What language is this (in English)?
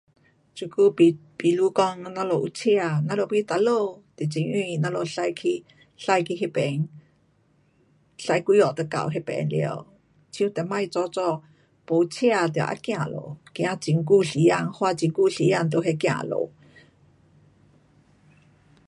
Pu-Xian Chinese